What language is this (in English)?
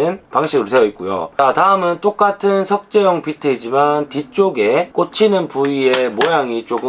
Korean